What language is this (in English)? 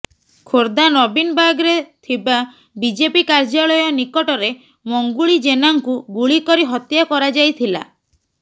Odia